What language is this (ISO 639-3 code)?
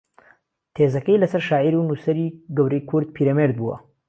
ckb